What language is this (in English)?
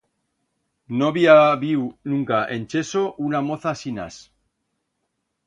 Aragonese